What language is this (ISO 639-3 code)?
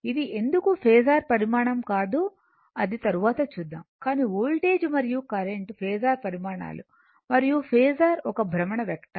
tel